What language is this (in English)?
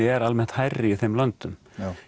Icelandic